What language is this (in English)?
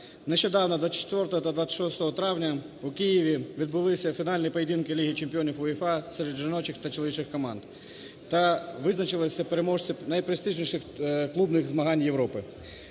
Ukrainian